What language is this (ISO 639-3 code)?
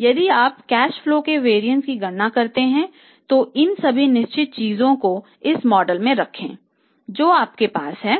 hin